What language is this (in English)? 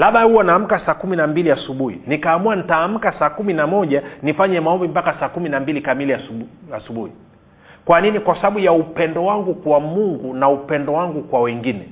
Swahili